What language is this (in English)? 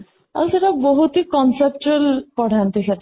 Odia